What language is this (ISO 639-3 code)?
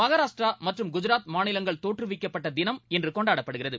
tam